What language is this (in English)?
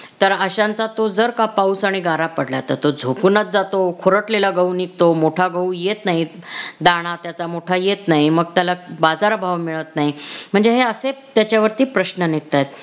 Marathi